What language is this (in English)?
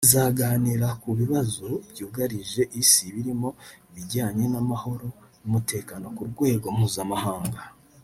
Kinyarwanda